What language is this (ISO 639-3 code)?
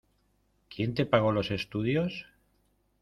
spa